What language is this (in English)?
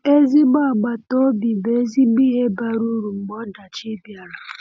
Igbo